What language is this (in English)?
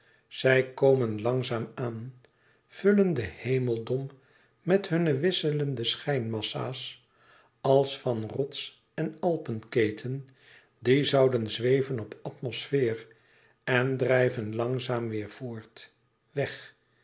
Dutch